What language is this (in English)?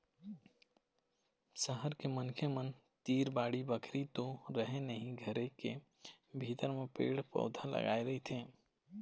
Chhattisgarhi